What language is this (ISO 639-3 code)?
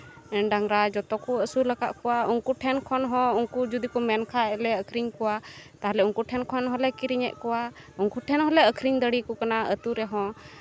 sat